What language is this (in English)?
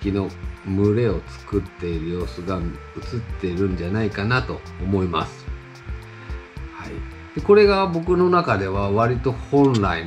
Japanese